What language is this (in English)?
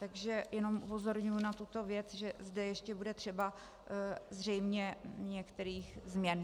Czech